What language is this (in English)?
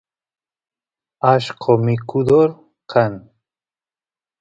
Santiago del Estero Quichua